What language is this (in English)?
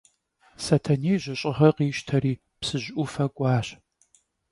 Kabardian